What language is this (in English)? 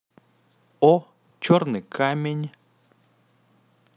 Russian